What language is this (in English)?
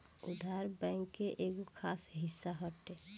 Bhojpuri